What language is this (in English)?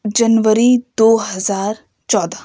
Urdu